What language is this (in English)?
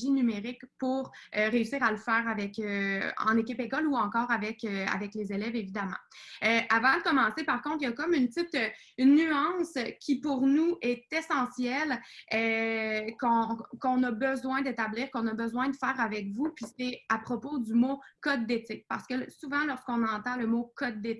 French